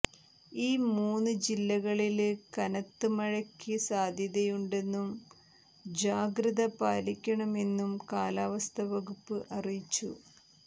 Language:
Malayalam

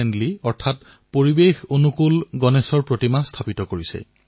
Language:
Assamese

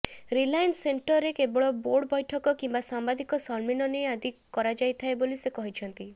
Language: Odia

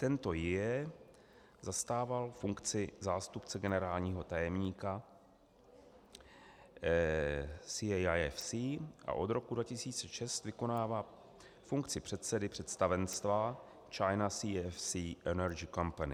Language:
Czech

